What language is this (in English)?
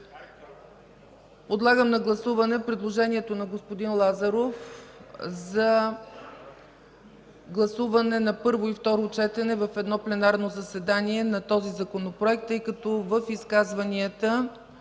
Bulgarian